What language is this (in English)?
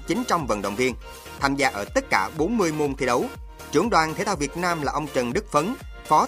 Vietnamese